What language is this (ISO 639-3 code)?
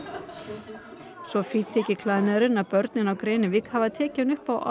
isl